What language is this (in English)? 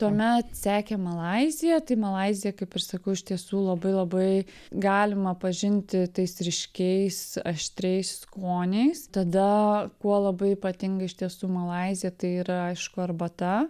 Lithuanian